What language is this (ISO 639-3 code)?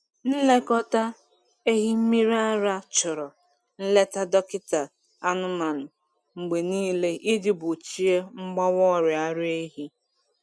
ibo